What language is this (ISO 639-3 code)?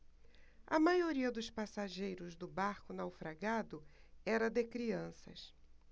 por